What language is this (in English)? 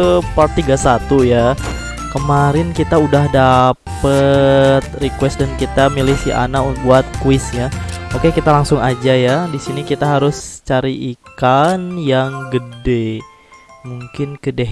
Indonesian